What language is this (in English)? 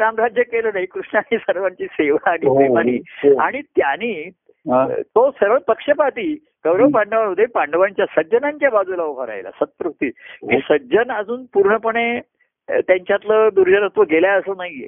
Marathi